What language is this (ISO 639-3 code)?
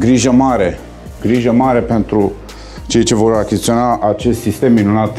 ron